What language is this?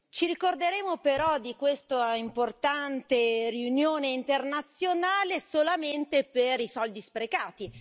Italian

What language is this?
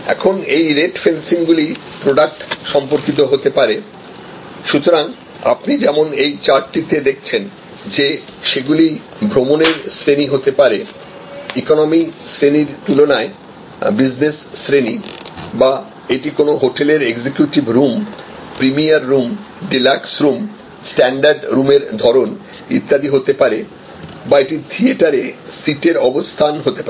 Bangla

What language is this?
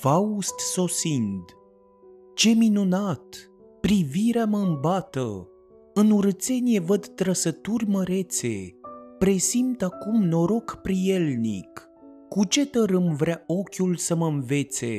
Romanian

